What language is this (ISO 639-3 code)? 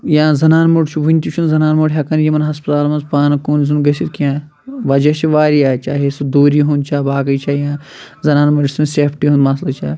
kas